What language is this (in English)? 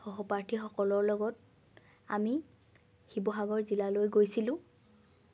Assamese